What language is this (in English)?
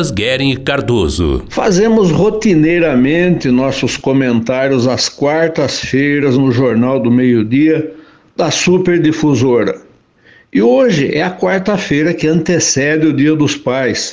Portuguese